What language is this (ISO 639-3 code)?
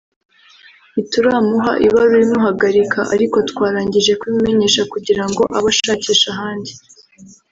kin